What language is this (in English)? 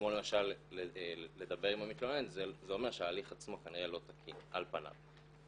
Hebrew